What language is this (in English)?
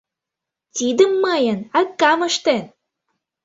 Mari